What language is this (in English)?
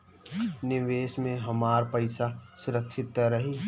Bhojpuri